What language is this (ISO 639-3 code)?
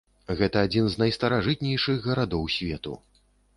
bel